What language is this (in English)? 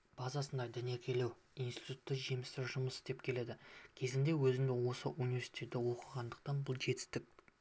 Kazakh